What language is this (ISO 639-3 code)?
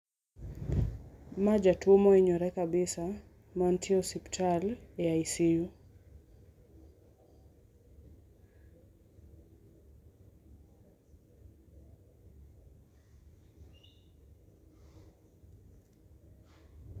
luo